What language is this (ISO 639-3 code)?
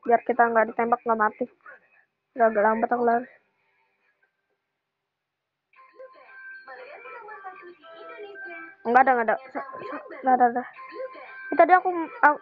ind